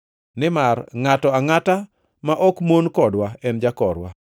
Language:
Luo (Kenya and Tanzania)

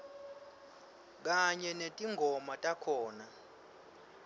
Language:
Swati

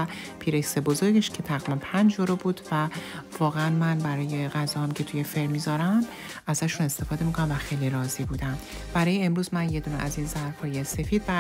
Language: Persian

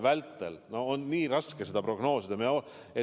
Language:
Estonian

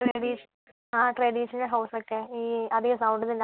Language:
Malayalam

